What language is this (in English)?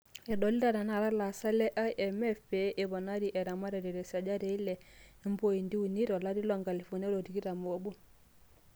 Masai